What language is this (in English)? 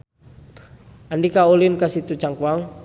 Sundanese